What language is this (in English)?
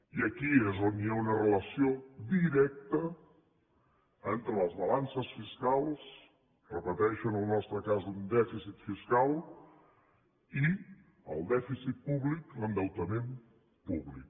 Catalan